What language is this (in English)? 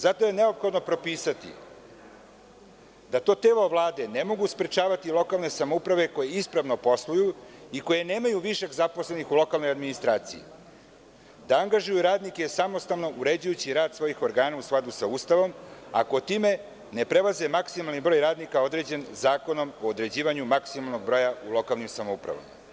Serbian